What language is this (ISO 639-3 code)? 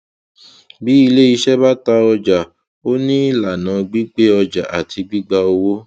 yor